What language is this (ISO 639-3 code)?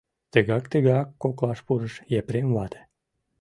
chm